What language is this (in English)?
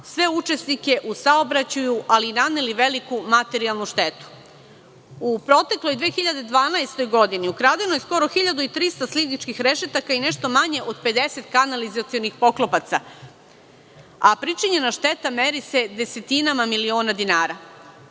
Serbian